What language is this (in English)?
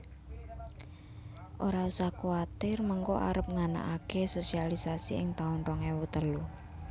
Javanese